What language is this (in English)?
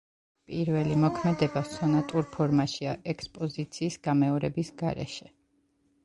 Georgian